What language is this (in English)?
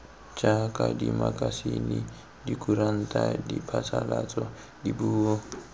Tswana